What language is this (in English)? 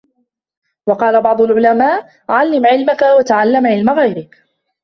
Arabic